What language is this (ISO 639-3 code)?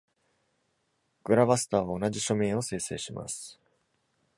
jpn